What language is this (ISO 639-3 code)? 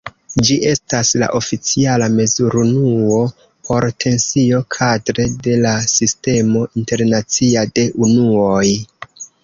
epo